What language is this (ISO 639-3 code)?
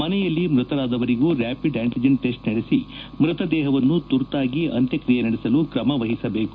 kan